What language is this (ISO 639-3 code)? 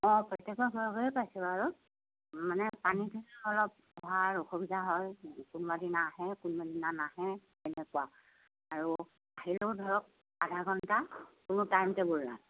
asm